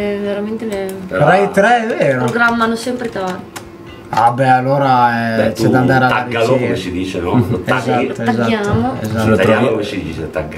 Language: Italian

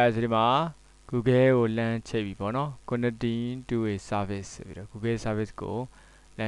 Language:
Korean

